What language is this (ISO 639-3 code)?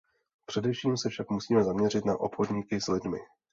ces